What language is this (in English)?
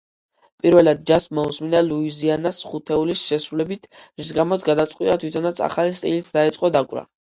Georgian